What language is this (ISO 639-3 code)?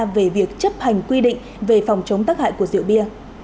vie